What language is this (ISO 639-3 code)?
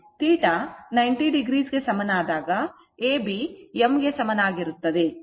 kan